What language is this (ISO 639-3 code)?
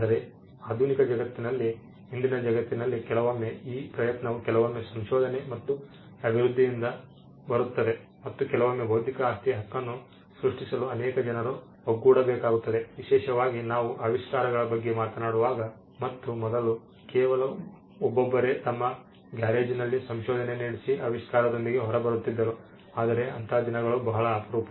kan